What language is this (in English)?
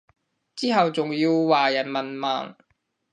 Cantonese